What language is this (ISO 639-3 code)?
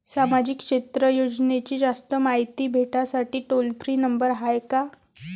mar